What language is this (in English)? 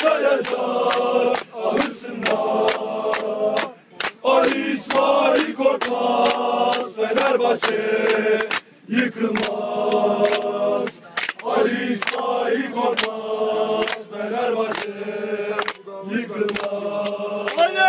Polish